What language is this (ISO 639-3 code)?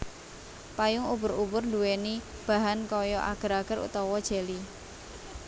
jav